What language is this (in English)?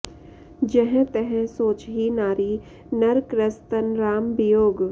Sanskrit